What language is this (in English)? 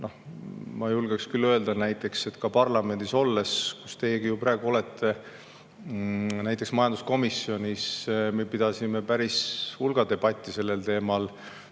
Estonian